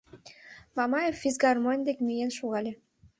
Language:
Mari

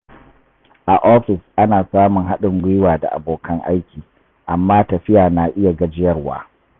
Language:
Hausa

